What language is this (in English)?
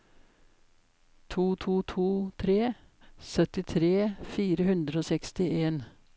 Norwegian